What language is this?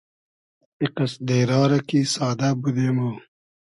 Hazaragi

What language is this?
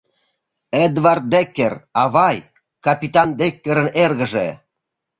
Mari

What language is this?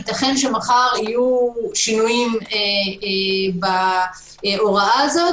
Hebrew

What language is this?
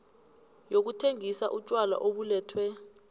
South Ndebele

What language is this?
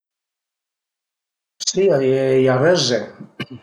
Piedmontese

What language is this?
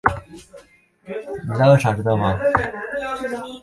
Chinese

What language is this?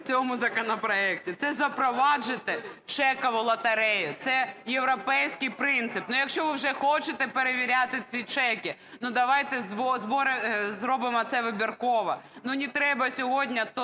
Ukrainian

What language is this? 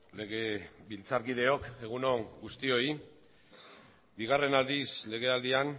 Basque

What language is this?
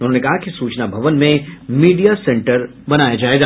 Hindi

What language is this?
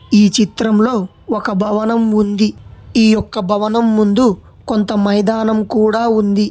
Telugu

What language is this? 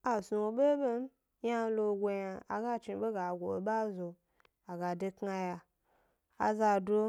Gbari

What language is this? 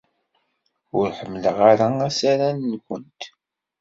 Kabyle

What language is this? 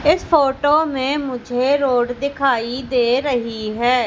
Hindi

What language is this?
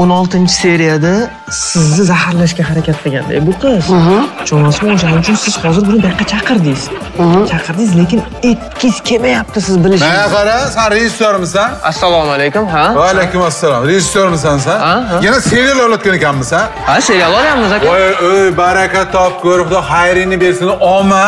Turkish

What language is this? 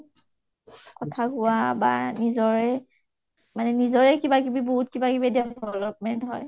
Assamese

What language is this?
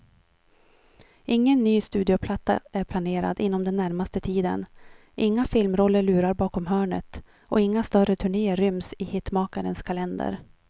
Swedish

